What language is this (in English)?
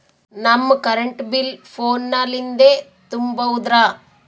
Kannada